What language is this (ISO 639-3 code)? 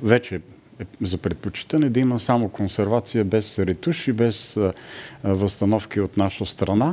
bul